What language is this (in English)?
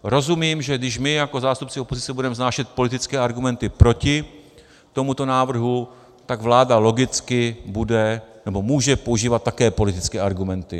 Czech